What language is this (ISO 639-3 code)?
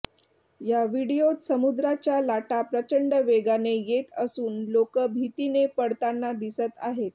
mar